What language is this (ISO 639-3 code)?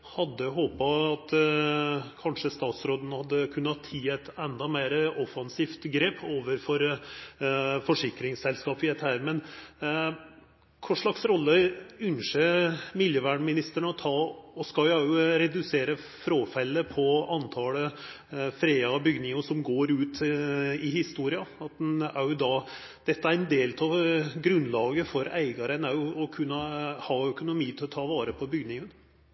nno